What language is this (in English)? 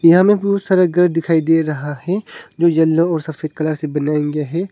Hindi